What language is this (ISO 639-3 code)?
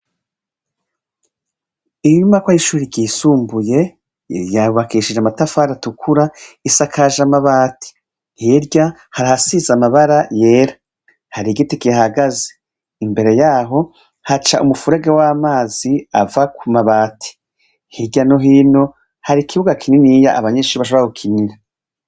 run